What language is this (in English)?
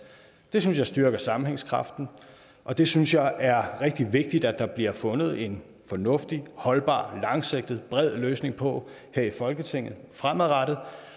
Danish